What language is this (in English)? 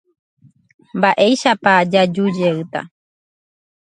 Guarani